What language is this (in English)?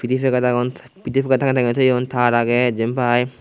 Chakma